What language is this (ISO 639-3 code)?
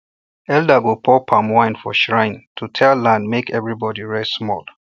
pcm